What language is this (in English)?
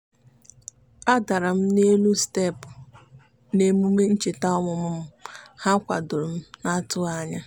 Igbo